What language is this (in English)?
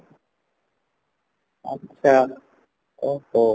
Odia